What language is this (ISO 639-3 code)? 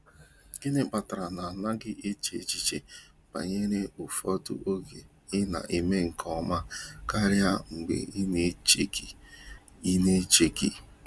ibo